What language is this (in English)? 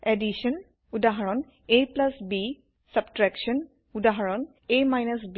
Assamese